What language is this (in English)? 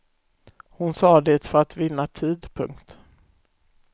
Swedish